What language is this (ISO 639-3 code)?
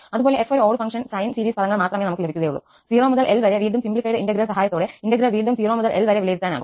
mal